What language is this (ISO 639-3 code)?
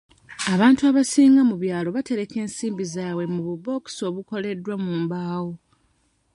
lug